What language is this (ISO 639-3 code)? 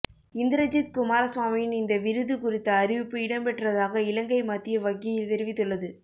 tam